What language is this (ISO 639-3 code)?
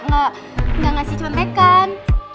ind